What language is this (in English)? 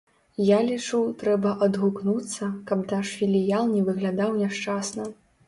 Belarusian